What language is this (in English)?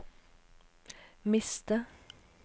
Norwegian